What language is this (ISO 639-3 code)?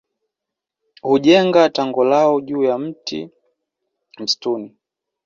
swa